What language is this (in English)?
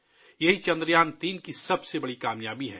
Urdu